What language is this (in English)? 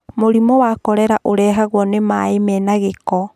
Kikuyu